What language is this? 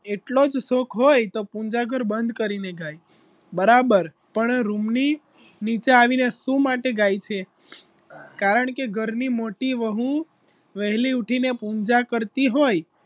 Gujarati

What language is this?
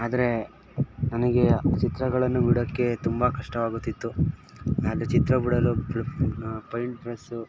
Kannada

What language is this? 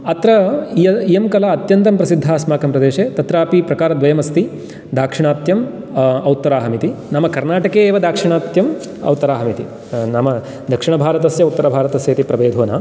Sanskrit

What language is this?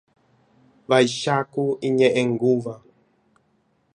Guarani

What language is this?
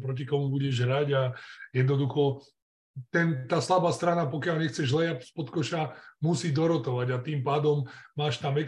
Slovak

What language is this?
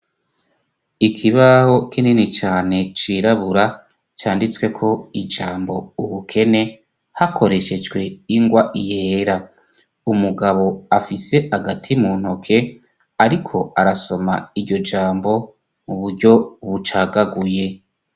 Rundi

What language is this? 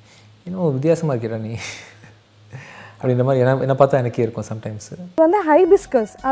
Tamil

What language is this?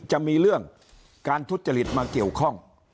Thai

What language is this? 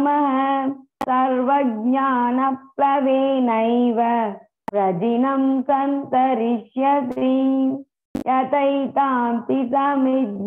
Vietnamese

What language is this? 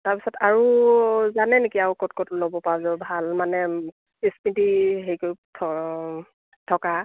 Assamese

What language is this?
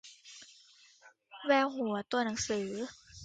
Thai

